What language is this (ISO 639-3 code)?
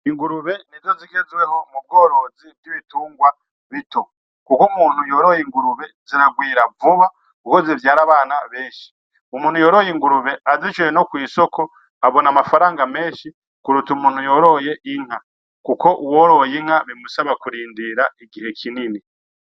run